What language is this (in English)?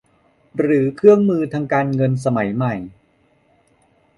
Thai